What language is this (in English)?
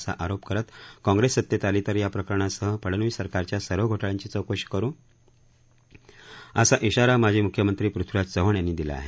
Marathi